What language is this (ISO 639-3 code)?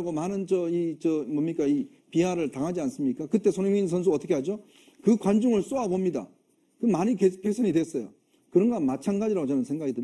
kor